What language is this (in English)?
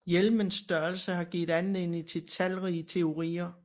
Danish